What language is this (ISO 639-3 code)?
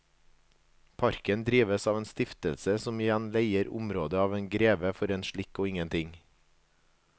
nor